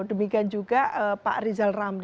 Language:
Indonesian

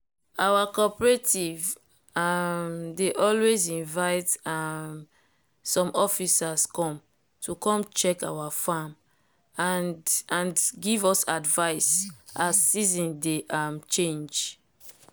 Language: Nigerian Pidgin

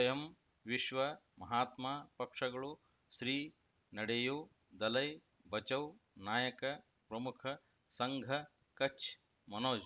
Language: Kannada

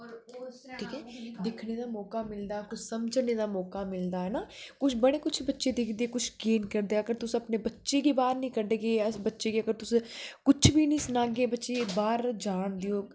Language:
Dogri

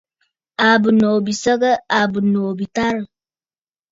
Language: Bafut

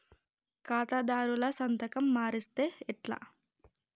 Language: Telugu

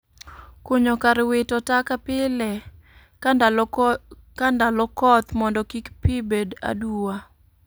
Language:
Luo (Kenya and Tanzania)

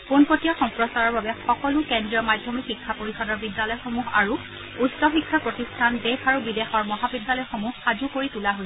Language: Assamese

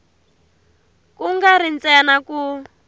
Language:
Tsonga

